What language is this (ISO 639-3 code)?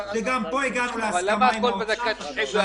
heb